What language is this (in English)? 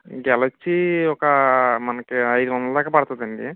Telugu